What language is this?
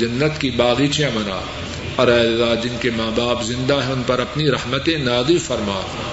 Urdu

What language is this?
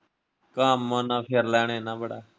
Punjabi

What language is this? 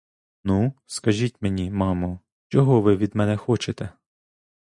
Ukrainian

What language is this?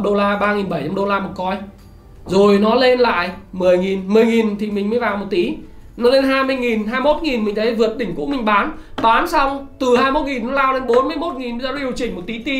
Vietnamese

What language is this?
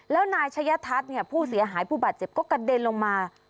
Thai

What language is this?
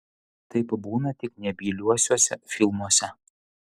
Lithuanian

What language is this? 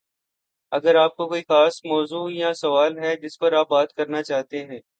Urdu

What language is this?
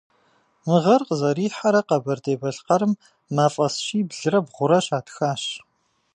Kabardian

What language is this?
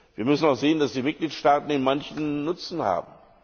German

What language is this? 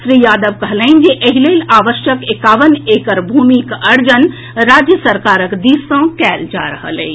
Maithili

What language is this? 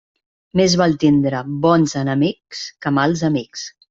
Catalan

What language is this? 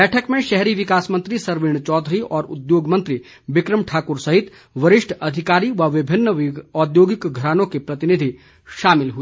Hindi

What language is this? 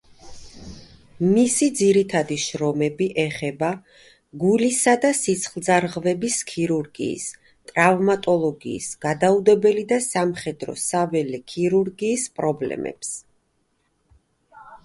Georgian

